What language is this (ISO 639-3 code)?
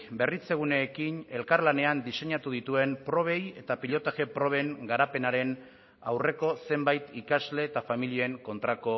eus